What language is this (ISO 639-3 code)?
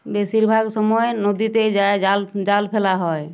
ben